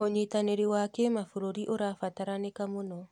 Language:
Kikuyu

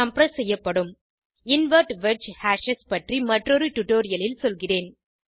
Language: Tamil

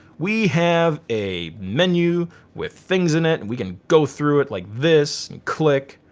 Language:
English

